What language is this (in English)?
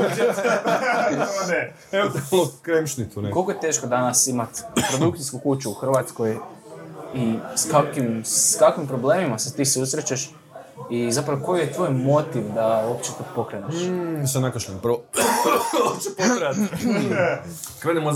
Croatian